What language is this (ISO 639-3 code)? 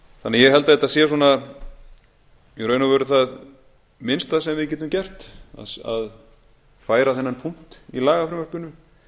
isl